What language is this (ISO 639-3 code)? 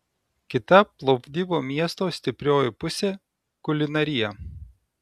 lit